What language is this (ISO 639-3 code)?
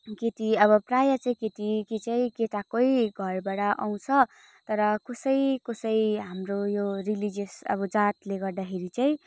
nep